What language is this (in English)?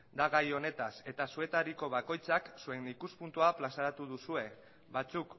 Basque